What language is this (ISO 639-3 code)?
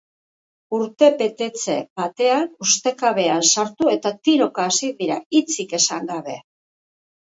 eus